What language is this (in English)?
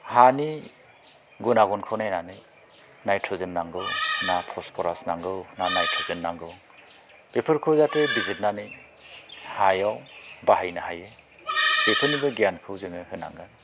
Bodo